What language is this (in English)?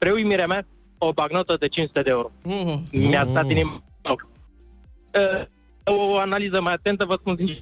Romanian